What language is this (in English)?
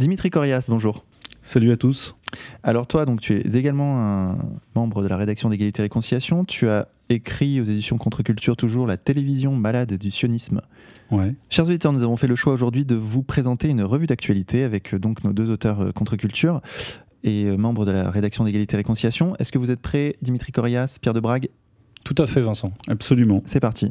French